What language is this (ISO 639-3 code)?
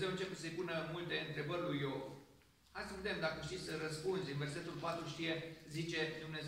ron